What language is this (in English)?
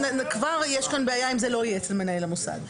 Hebrew